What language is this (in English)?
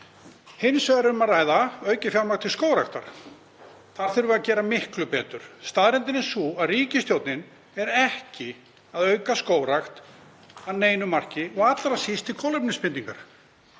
Icelandic